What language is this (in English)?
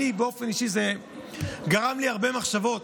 Hebrew